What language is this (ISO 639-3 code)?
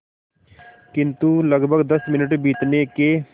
hin